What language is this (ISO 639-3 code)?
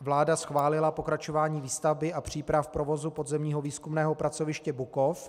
ces